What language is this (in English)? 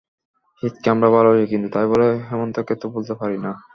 Bangla